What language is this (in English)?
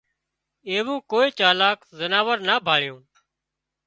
Wadiyara Koli